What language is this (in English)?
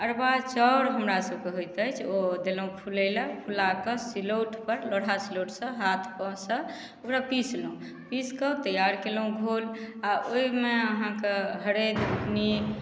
Maithili